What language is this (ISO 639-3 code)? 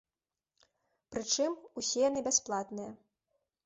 bel